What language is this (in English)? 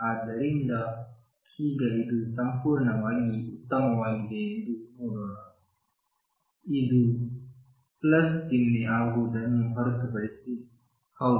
Kannada